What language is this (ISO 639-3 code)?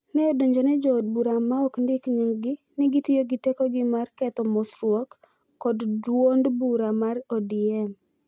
luo